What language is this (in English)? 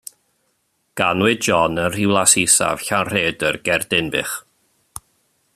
Welsh